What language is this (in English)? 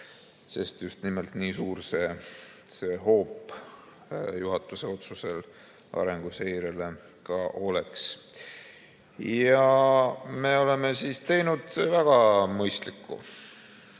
Estonian